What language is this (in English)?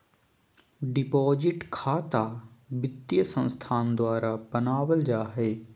Magahi